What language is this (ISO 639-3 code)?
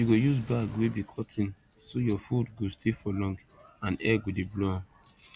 pcm